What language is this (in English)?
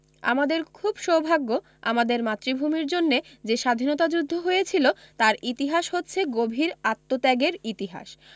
Bangla